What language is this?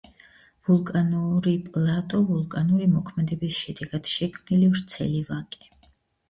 Georgian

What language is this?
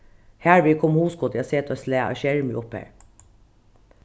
Faroese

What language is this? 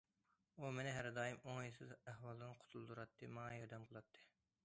Uyghur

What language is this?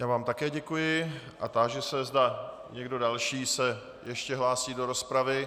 Czech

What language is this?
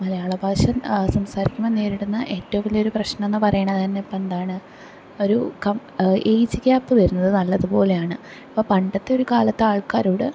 Malayalam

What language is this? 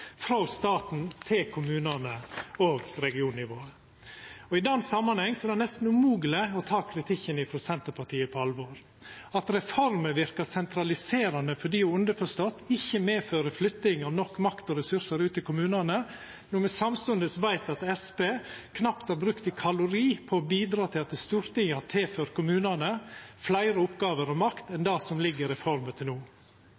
Norwegian Nynorsk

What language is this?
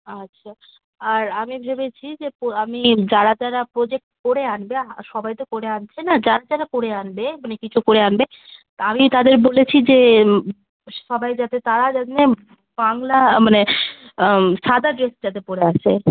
Bangla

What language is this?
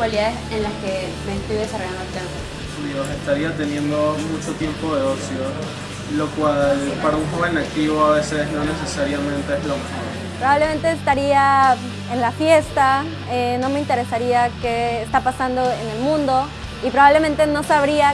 Spanish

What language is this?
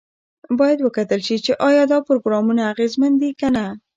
Pashto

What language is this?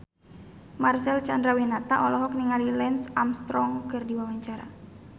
Sundanese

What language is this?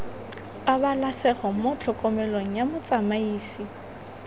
Tswana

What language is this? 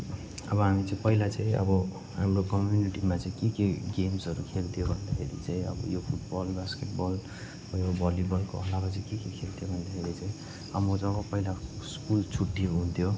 Nepali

